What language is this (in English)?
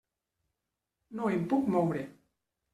Catalan